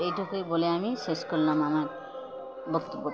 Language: Bangla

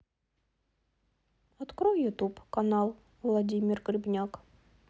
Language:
Russian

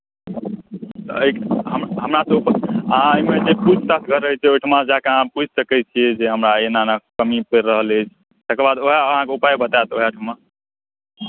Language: Maithili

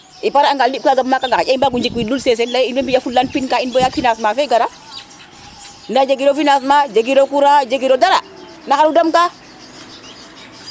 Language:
Serer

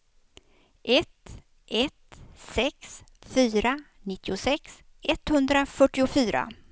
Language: Swedish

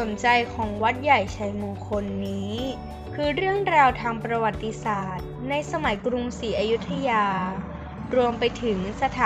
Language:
Thai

